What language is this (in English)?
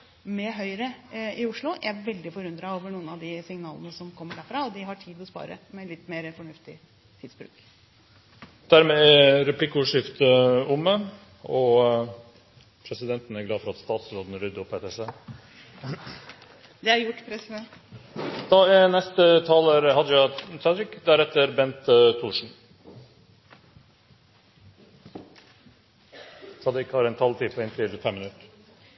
Norwegian